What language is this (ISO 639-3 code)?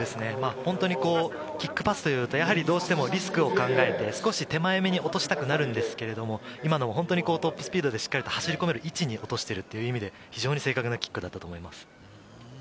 jpn